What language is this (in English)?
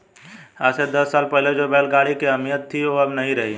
Hindi